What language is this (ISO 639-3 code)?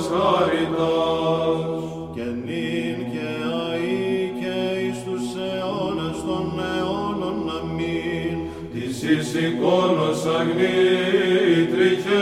ell